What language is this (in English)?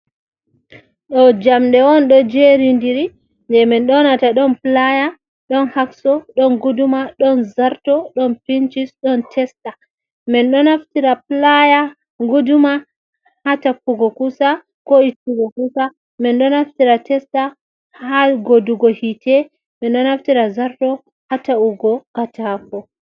Fula